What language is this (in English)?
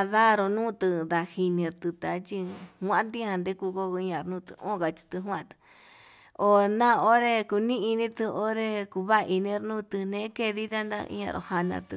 Yutanduchi Mixtec